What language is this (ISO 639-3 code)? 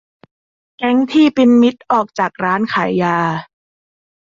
tha